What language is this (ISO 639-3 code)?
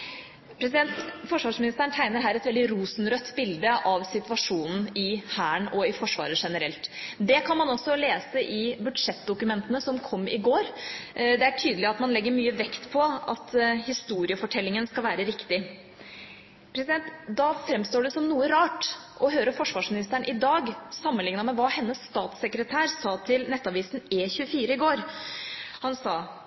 nob